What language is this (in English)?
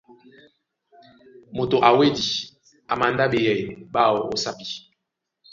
Duala